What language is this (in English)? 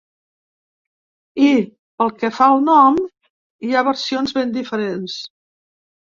Catalan